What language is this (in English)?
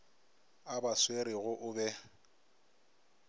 Northern Sotho